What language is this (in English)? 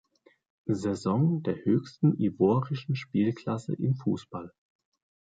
German